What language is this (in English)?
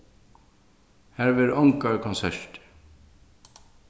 Faroese